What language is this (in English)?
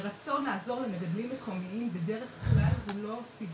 Hebrew